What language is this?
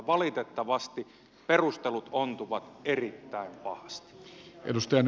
Finnish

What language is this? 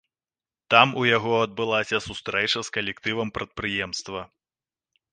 Belarusian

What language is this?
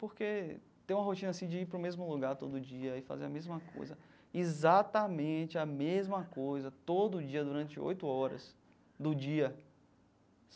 Portuguese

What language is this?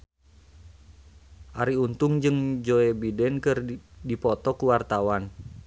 Sundanese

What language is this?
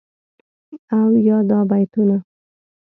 Pashto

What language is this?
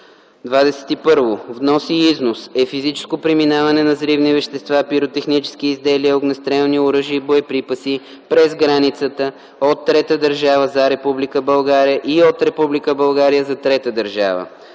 Bulgarian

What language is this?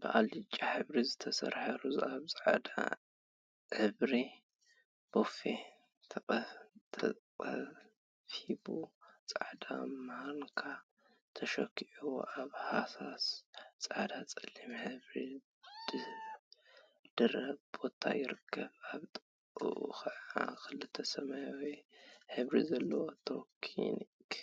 Tigrinya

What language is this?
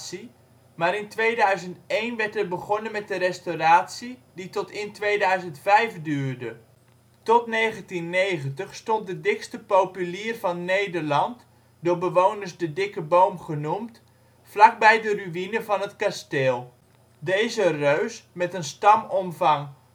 Dutch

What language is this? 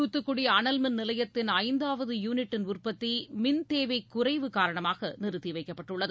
Tamil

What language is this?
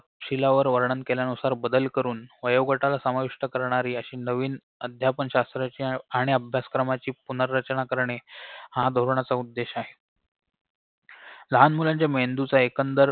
Marathi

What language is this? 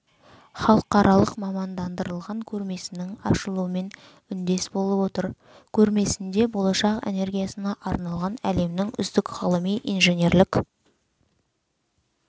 Kazakh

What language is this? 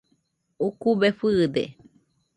Nüpode Huitoto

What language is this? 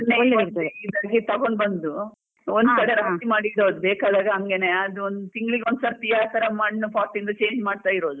Kannada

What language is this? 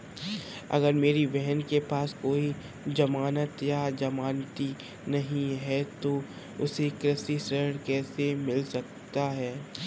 Hindi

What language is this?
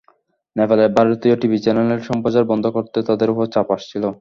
Bangla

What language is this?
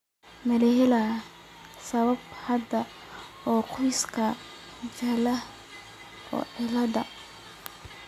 Somali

